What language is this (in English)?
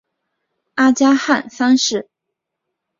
Chinese